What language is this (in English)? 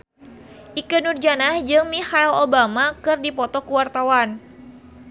Sundanese